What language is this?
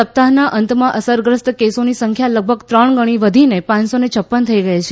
Gujarati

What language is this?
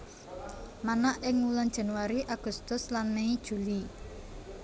Javanese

